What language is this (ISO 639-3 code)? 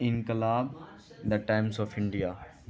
urd